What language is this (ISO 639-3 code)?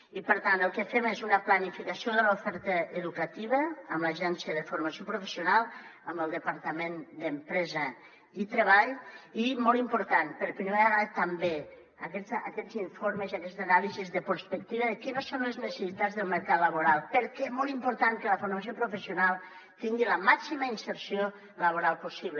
cat